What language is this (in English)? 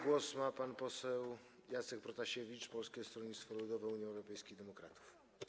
Polish